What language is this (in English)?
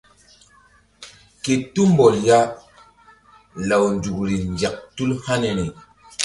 Mbum